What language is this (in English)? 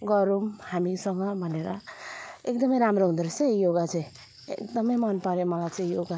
Nepali